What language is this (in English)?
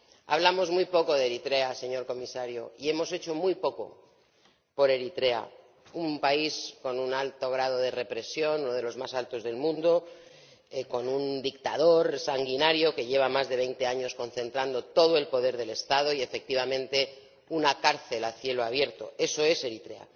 Spanish